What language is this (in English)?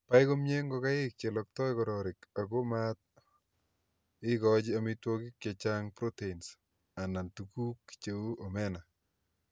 Kalenjin